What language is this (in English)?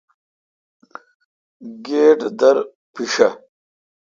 Kalkoti